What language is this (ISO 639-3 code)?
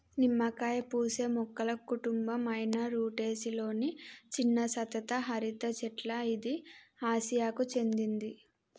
tel